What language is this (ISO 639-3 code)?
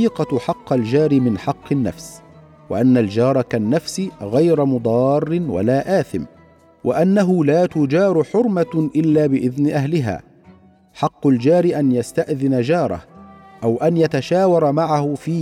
ara